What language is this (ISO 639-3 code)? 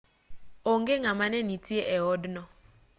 luo